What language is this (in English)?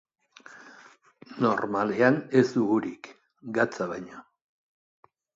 Basque